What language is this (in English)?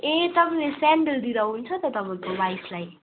Nepali